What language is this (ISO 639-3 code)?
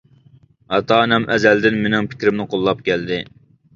uig